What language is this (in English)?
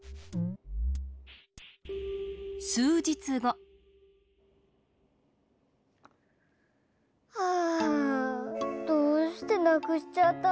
Japanese